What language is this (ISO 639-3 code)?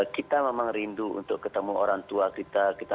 ind